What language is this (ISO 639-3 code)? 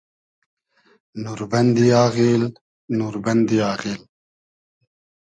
haz